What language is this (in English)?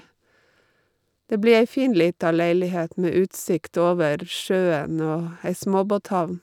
Norwegian